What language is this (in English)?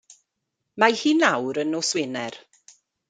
Welsh